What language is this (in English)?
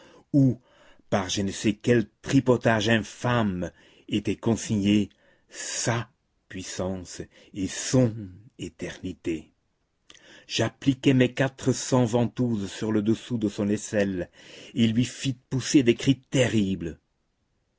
French